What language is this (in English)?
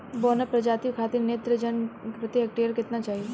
Bhojpuri